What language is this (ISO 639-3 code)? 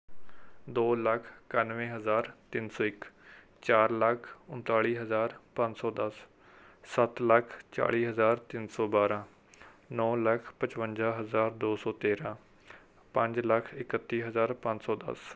pan